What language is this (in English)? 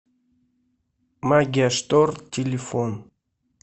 Russian